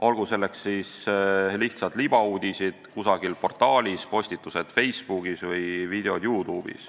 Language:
Estonian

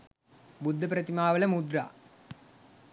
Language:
Sinhala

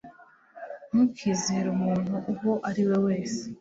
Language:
Kinyarwanda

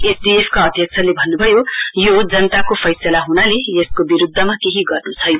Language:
Nepali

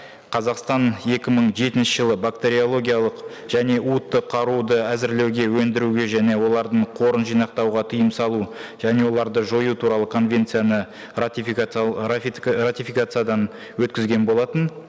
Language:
Kazakh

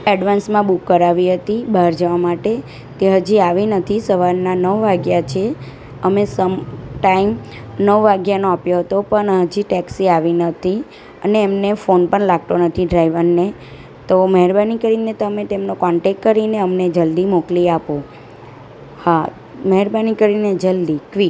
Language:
Gujarati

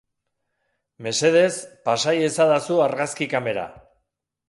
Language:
Basque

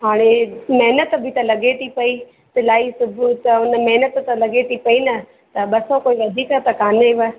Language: Sindhi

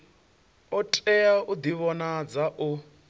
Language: Venda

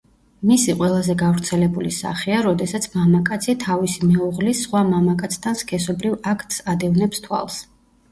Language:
Georgian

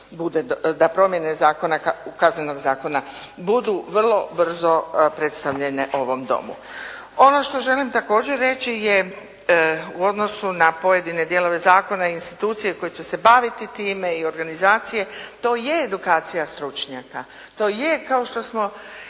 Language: Croatian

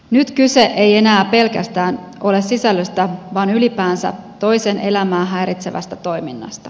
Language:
Finnish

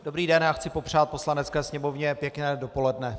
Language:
Czech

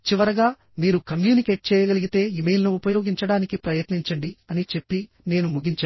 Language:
Telugu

